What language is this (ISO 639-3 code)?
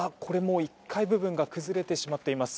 jpn